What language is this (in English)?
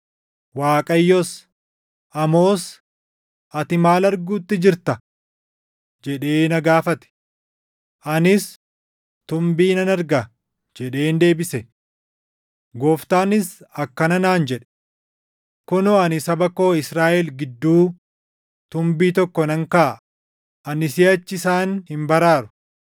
Oromo